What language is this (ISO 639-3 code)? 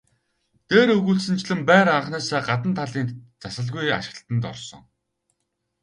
mon